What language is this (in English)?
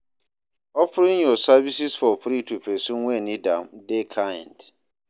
Nigerian Pidgin